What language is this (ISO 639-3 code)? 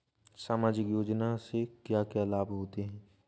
hin